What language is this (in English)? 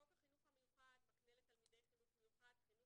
Hebrew